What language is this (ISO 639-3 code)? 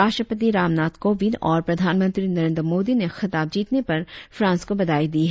hin